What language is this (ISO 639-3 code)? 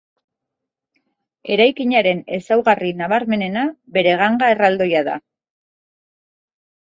eus